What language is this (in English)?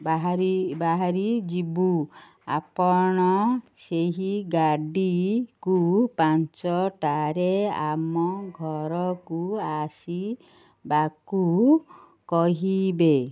Odia